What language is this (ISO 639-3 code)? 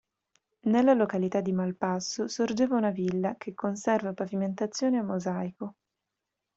ita